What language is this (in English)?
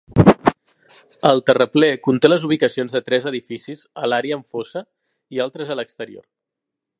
Catalan